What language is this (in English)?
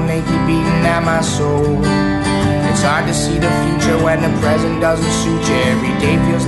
Hungarian